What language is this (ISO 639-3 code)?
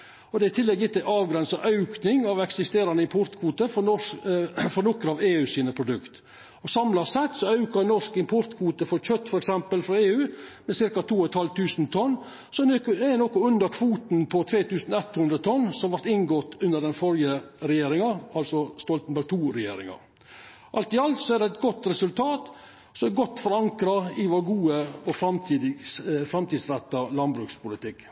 nno